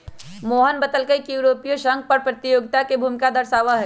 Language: Magahi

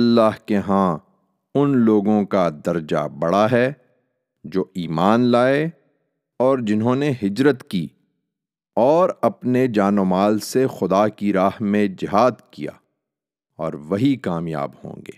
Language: Urdu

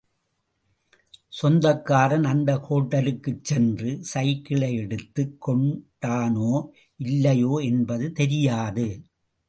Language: Tamil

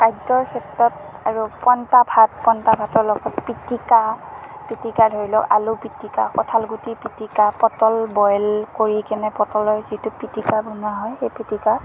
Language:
Assamese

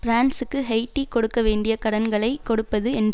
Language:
Tamil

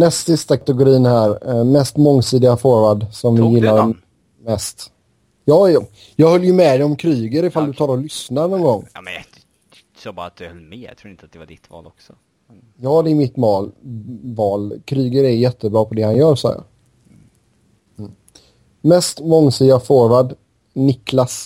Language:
Swedish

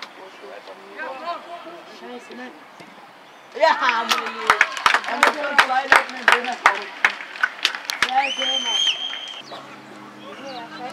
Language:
German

